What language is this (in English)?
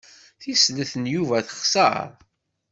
Kabyle